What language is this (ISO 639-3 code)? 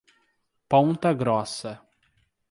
por